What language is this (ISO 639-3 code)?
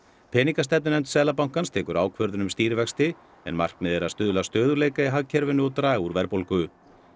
isl